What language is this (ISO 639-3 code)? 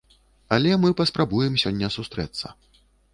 bel